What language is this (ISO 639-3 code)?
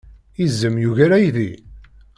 kab